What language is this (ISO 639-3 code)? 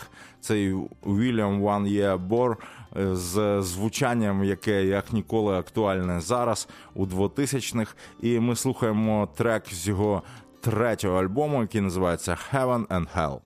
ukr